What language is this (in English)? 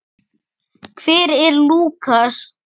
Icelandic